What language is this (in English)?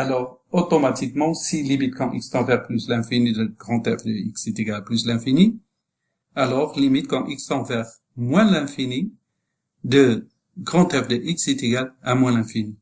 French